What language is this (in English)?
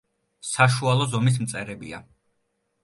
Georgian